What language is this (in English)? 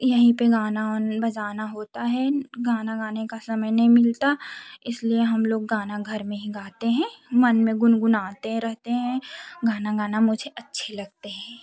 Hindi